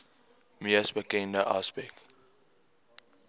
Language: Afrikaans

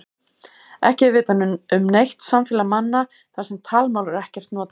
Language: Icelandic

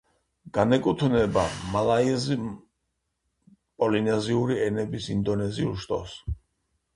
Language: Georgian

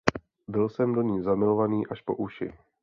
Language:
Czech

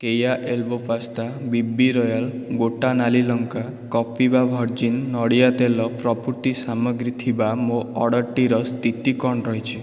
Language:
Odia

